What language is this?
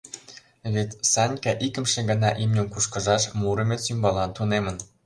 Mari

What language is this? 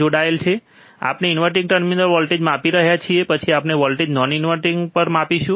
Gujarati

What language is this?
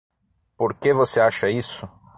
Portuguese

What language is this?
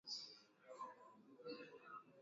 Swahili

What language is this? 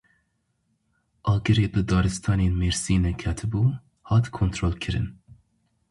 Kurdish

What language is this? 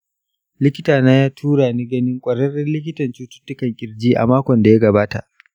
Hausa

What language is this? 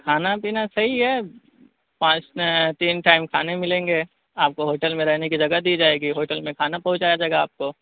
Urdu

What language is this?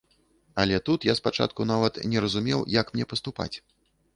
Belarusian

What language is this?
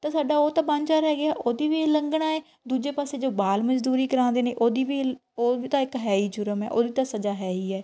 Punjabi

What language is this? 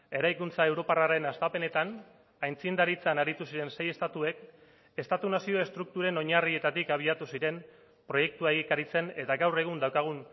Basque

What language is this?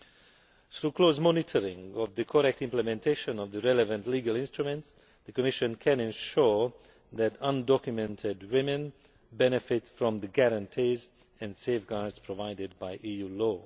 English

